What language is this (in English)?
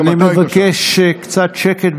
Hebrew